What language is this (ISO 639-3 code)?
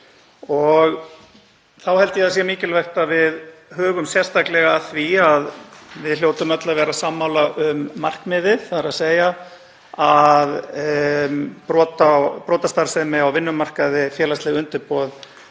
isl